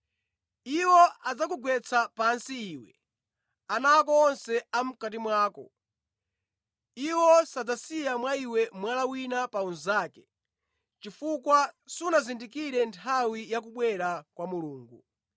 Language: Nyanja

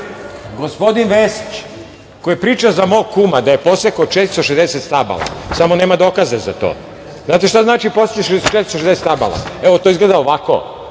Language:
Serbian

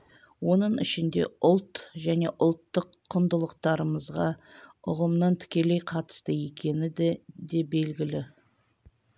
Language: Kazakh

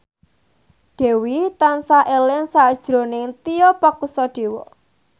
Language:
Javanese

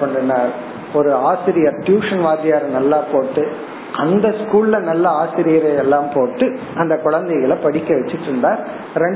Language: Tamil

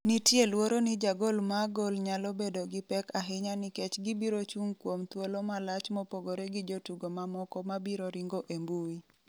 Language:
Luo (Kenya and Tanzania)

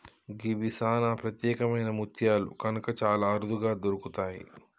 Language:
Telugu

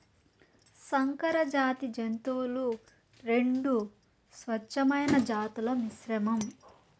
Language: Telugu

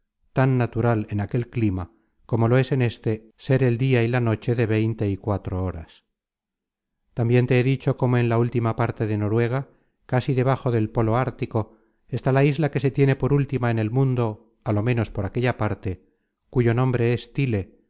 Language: Spanish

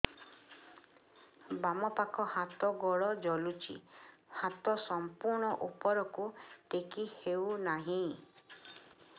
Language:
Odia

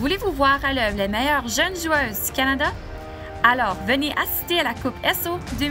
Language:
French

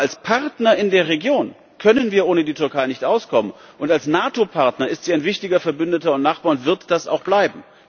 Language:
German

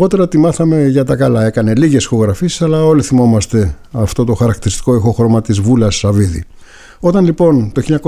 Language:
Greek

